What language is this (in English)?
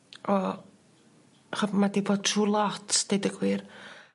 Welsh